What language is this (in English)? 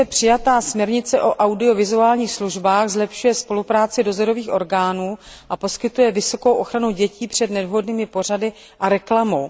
Czech